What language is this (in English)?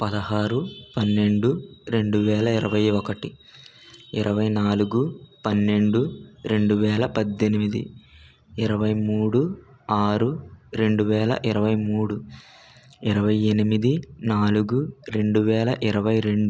Telugu